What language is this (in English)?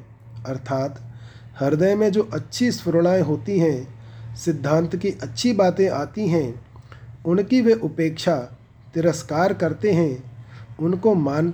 Hindi